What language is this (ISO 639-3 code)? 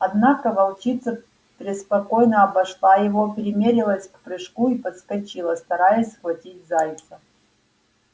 rus